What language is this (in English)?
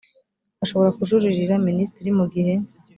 Kinyarwanda